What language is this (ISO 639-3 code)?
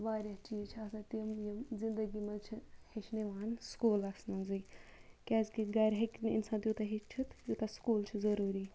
kas